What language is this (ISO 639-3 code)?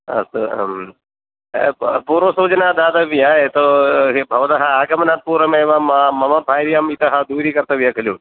san